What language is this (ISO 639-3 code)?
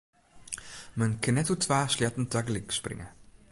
fry